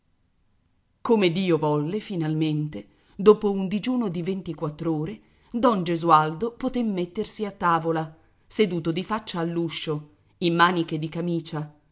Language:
Italian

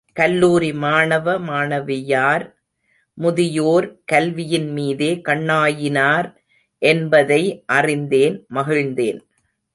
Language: Tamil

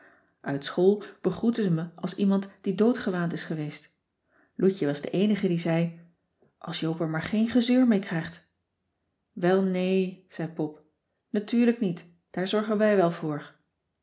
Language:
Dutch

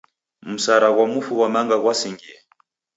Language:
Taita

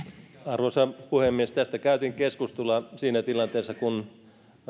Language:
Finnish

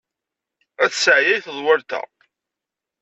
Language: Kabyle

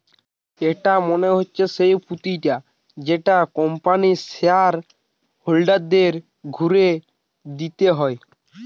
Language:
Bangla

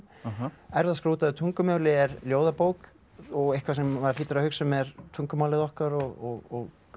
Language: Icelandic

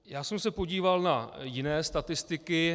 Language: Czech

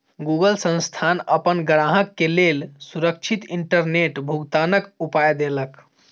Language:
Maithili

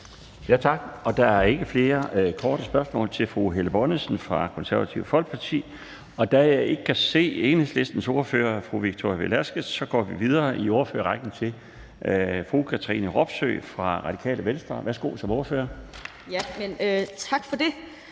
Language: Danish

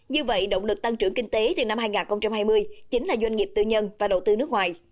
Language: Vietnamese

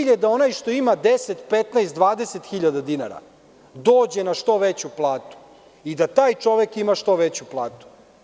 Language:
Serbian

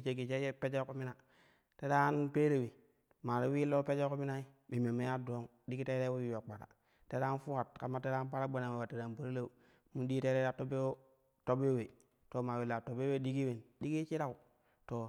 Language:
Kushi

